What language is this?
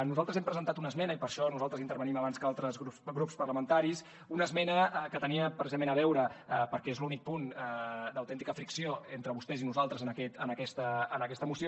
Catalan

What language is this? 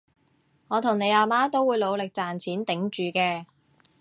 Cantonese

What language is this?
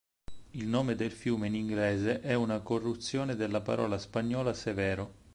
Italian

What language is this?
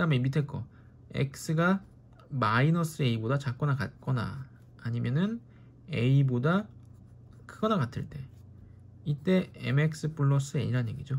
Korean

